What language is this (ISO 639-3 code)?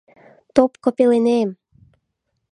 chm